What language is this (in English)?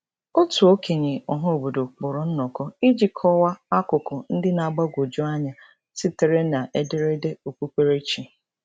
Igbo